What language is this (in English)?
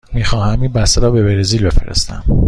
Persian